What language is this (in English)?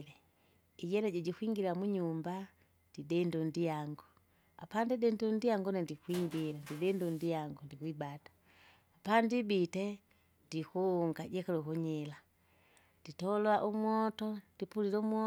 Kinga